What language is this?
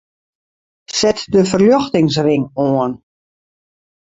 Western Frisian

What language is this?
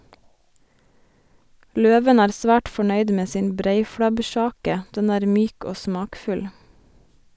Norwegian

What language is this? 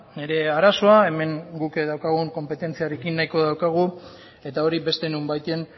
Basque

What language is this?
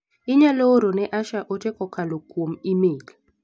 Luo (Kenya and Tanzania)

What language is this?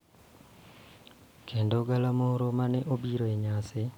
Luo (Kenya and Tanzania)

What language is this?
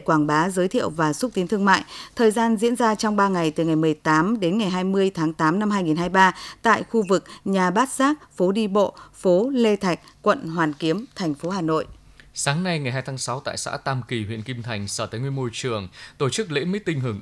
Vietnamese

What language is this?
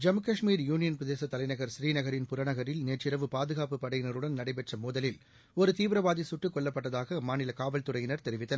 Tamil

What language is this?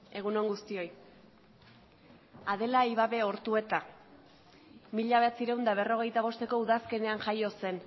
Basque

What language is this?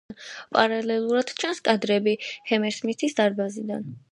Georgian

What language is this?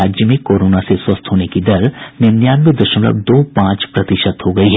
Hindi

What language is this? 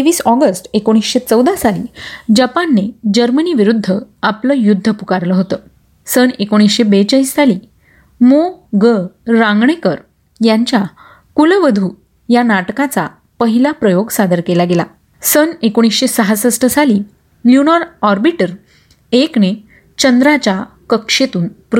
Marathi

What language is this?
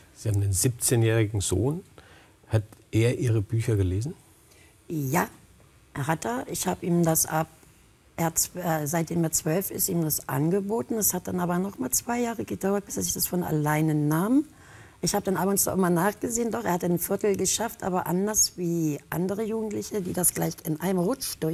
German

